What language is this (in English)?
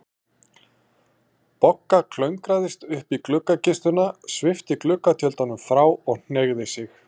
Icelandic